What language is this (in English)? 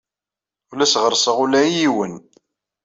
Kabyle